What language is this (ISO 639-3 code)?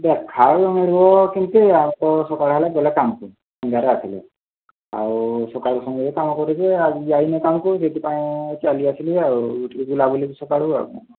ori